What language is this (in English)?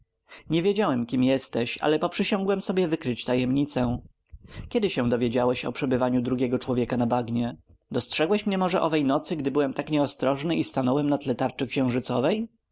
Polish